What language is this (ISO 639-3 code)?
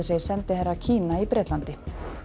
isl